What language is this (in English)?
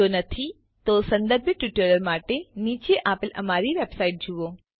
Gujarati